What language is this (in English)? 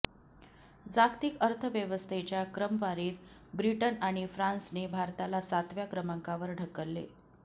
Marathi